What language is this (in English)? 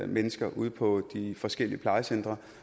Danish